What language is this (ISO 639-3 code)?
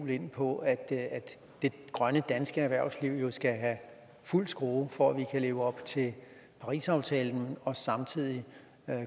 dan